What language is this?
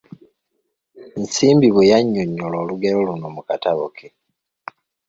Ganda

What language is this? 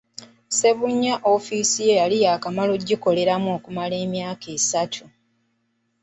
Ganda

